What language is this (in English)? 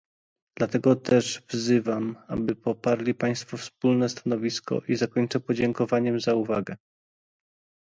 Polish